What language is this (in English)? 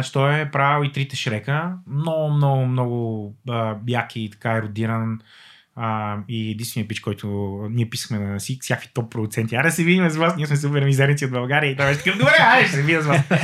Bulgarian